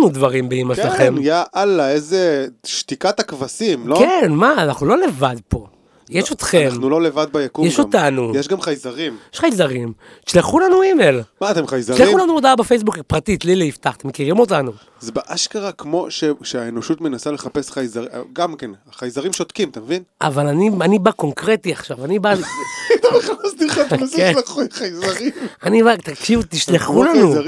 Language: Hebrew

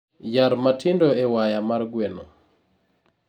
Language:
Luo (Kenya and Tanzania)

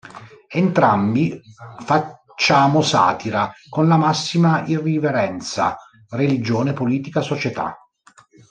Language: Italian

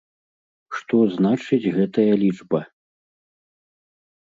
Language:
Belarusian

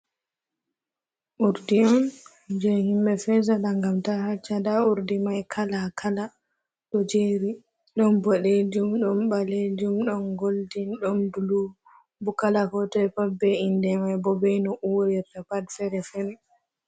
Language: Fula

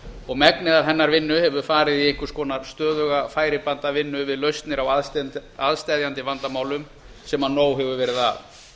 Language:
Icelandic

